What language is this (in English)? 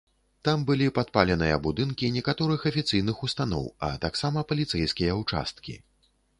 Belarusian